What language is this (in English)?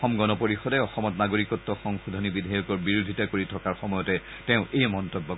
Assamese